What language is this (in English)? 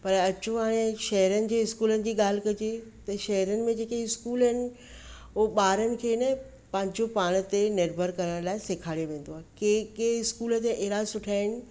Sindhi